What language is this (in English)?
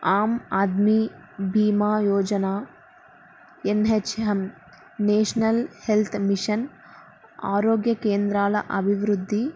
Telugu